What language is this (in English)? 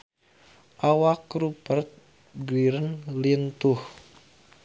Sundanese